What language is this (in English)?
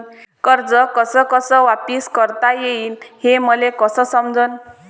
Marathi